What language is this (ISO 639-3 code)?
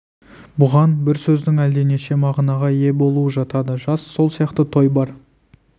kaz